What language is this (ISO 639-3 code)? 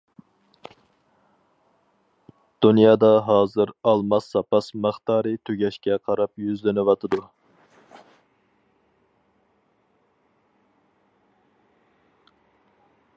uig